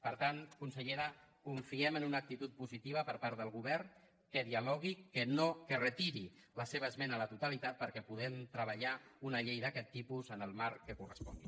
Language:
Catalan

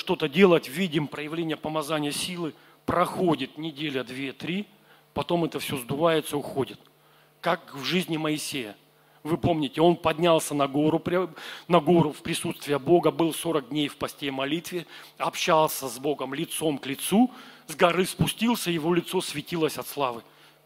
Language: Russian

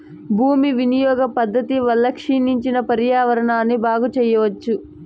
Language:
Telugu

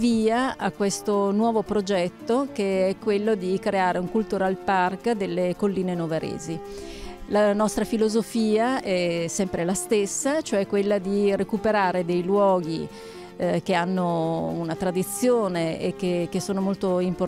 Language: Italian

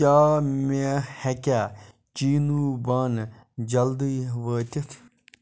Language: Kashmiri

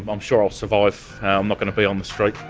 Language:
English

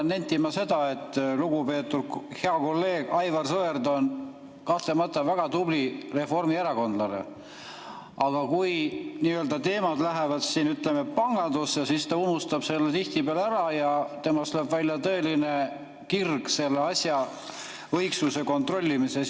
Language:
Estonian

